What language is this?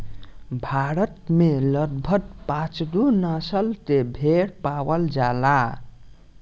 Bhojpuri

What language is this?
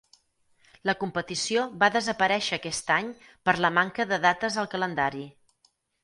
Catalan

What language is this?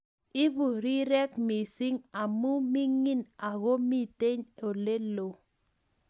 Kalenjin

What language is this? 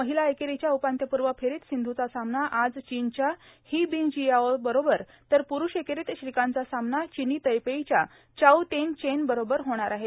Marathi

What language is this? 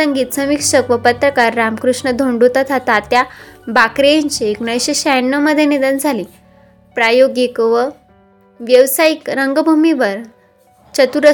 Marathi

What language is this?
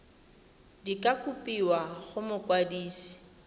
Tswana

